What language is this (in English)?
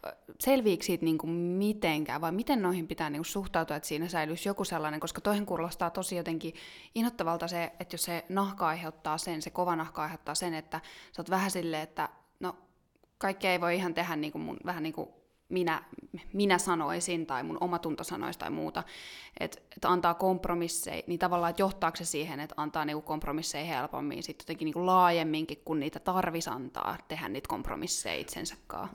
Finnish